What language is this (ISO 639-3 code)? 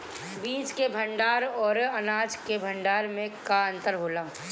bho